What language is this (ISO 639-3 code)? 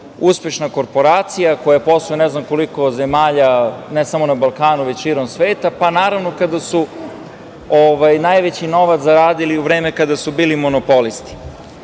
srp